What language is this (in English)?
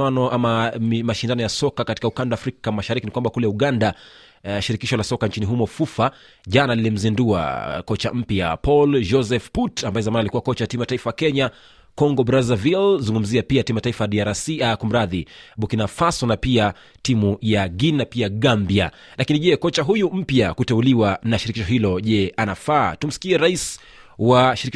Swahili